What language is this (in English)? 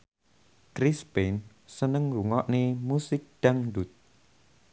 Javanese